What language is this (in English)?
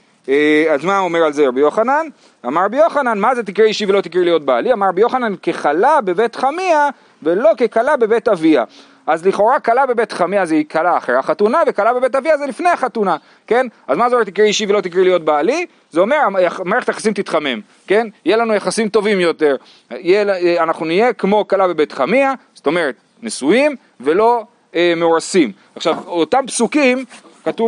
Hebrew